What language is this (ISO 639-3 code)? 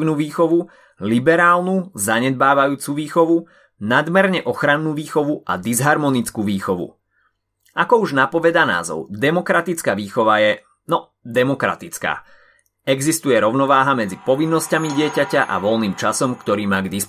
slk